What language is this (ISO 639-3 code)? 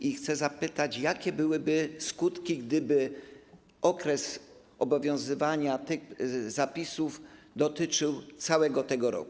pol